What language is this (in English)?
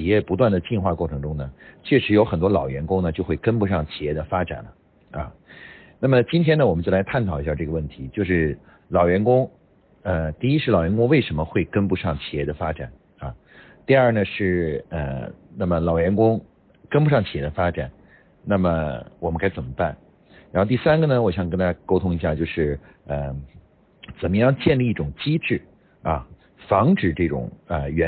Chinese